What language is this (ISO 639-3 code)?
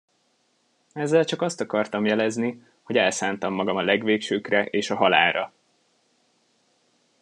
hun